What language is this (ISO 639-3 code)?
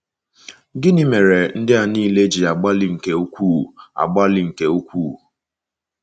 ibo